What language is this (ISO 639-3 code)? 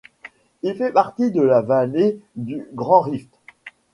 fra